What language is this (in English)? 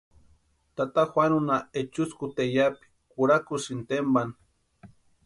Western Highland Purepecha